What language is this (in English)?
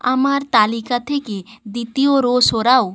Bangla